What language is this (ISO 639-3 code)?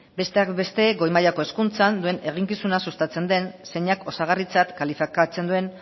eus